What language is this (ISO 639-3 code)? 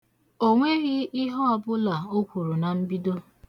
ibo